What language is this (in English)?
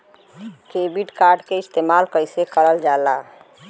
Bhojpuri